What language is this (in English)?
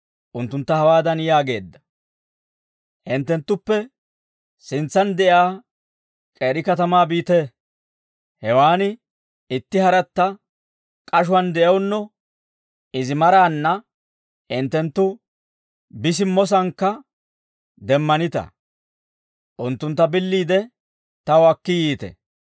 Dawro